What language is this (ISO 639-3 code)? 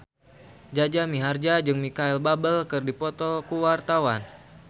sun